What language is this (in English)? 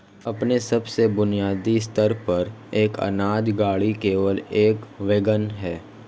Hindi